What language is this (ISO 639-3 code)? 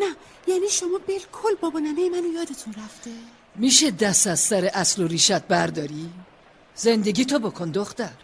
fas